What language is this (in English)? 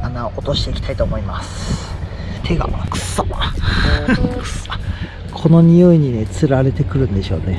Japanese